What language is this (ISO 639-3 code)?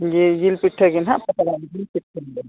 sat